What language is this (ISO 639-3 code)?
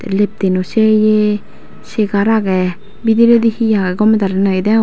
ccp